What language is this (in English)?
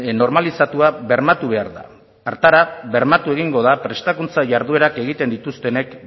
Basque